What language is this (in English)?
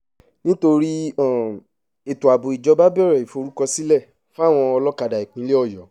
Yoruba